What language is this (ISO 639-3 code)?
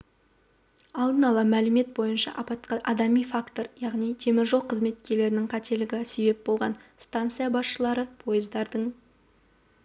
kaz